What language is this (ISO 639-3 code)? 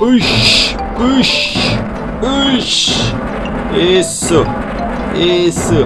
por